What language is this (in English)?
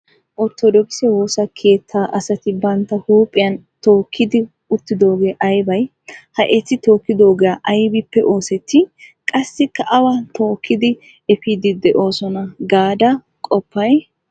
Wolaytta